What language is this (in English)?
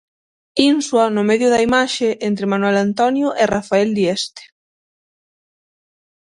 Galician